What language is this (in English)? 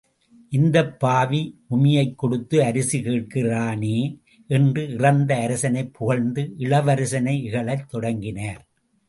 Tamil